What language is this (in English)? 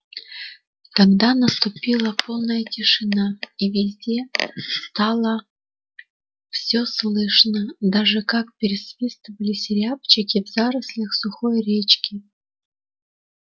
Russian